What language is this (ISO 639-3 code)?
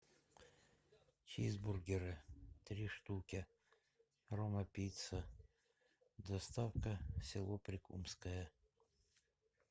rus